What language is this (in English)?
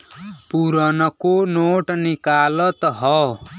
Bhojpuri